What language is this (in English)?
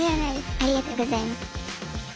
Japanese